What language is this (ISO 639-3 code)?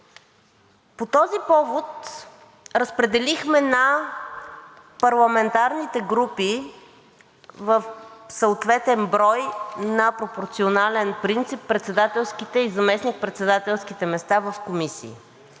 bul